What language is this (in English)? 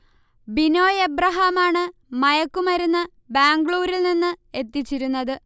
Malayalam